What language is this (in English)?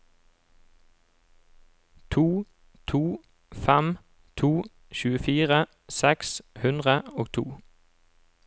Norwegian